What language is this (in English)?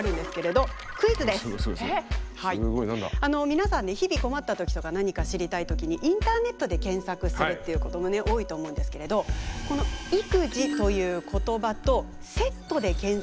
Japanese